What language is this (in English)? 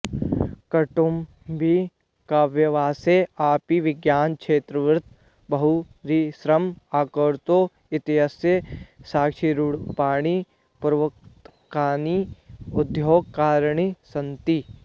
Sanskrit